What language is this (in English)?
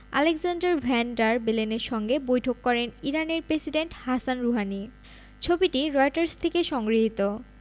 Bangla